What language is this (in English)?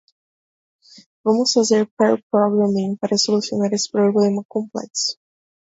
Portuguese